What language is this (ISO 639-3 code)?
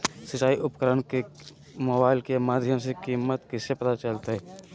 mag